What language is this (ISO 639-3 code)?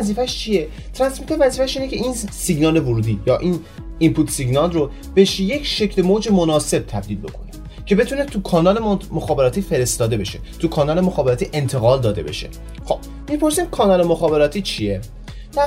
fas